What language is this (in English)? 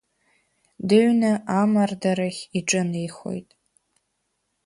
Abkhazian